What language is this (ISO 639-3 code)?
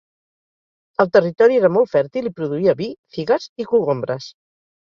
cat